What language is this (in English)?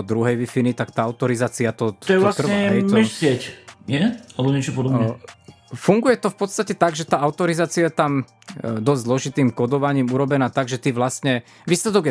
Slovak